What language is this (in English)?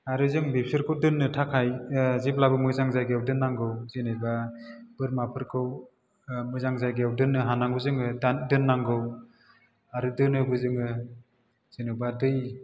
Bodo